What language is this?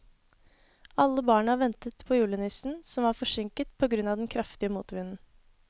Norwegian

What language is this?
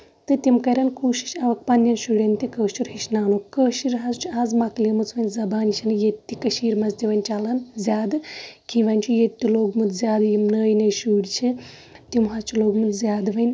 Kashmiri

